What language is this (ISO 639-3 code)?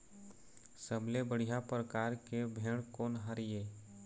hne